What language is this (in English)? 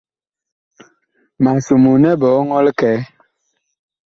Bakoko